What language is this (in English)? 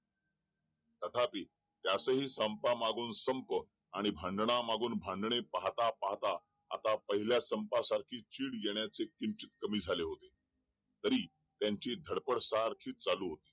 Marathi